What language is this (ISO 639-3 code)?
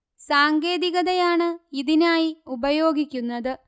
mal